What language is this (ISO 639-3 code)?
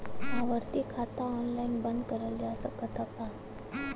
bho